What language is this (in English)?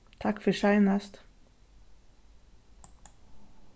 Faroese